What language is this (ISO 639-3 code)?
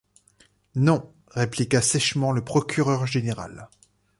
fra